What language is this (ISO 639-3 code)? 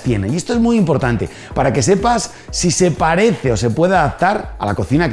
spa